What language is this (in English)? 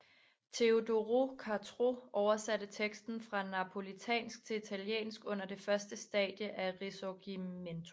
Danish